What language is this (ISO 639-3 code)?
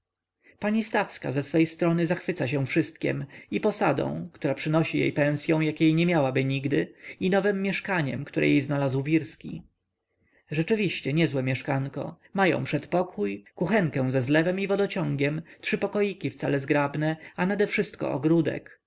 pol